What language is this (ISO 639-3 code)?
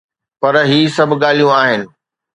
snd